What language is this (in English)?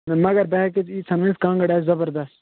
Kashmiri